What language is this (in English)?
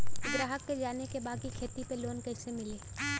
Bhojpuri